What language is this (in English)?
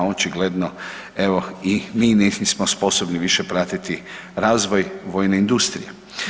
Croatian